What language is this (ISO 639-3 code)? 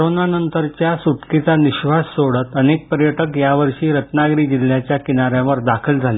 mar